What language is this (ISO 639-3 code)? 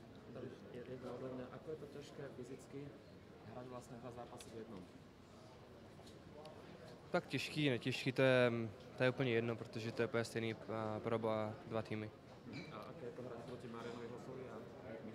ces